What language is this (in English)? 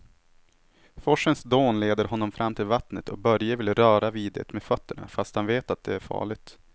Swedish